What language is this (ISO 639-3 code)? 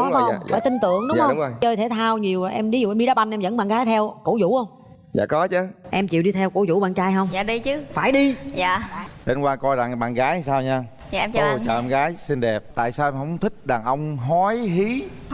vie